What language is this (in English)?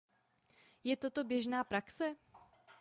Czech